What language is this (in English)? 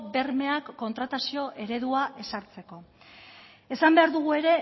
Basque